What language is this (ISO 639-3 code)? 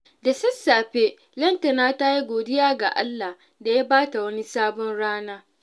hau